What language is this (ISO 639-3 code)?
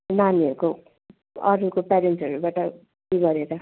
nep